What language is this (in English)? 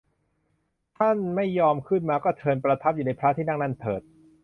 Thai